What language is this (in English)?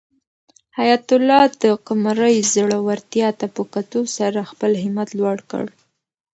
Pashto